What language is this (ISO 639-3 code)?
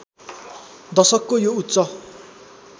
nep